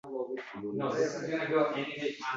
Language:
Uzbek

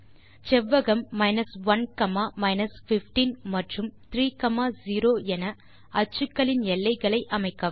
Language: Tamil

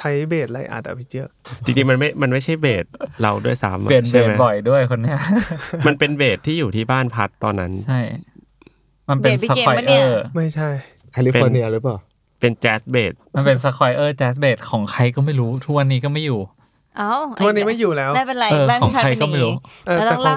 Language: Thai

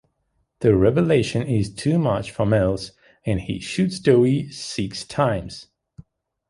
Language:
English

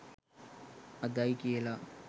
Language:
Sinhala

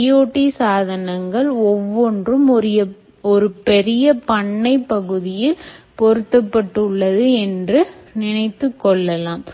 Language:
Tamil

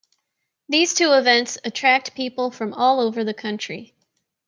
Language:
English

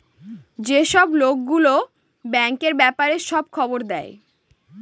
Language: Bangla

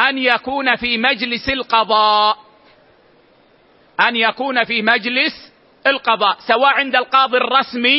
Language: Arabic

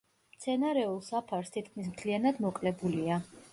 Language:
Georgian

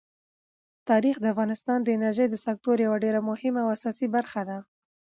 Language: Pashto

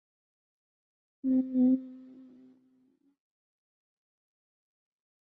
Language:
Chinese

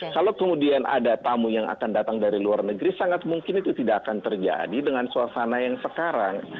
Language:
Indonesian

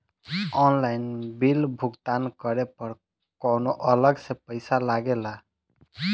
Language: Bhojpuri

